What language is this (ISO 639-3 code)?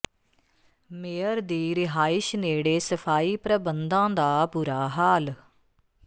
pan